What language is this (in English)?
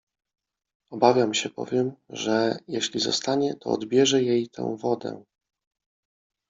Polish